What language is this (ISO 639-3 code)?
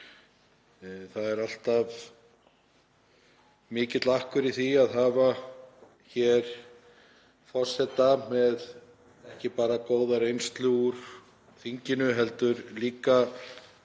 isl